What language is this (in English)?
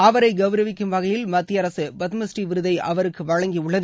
Tamil